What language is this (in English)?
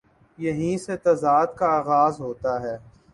Urdu